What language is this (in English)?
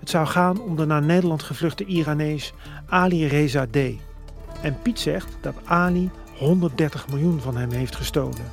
Dutch